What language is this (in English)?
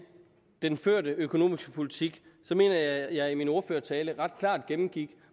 Danish